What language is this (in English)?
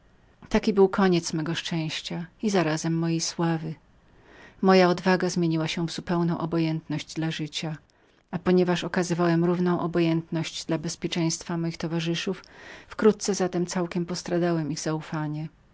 Polish